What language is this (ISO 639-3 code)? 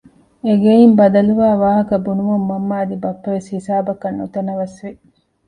div